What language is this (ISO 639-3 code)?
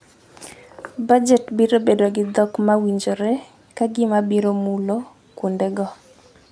luo